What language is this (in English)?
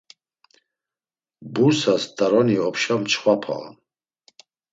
Laz